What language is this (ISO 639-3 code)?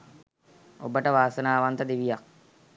sin